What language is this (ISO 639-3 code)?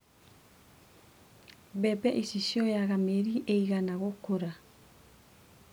kik